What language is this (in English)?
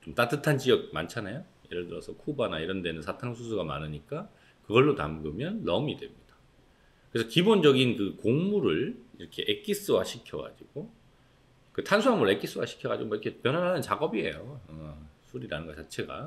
Korean